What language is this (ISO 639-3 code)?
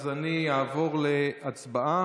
heb